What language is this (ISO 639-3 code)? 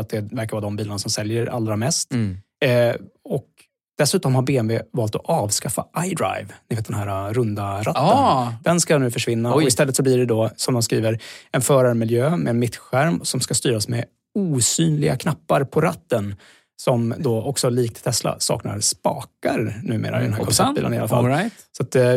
swe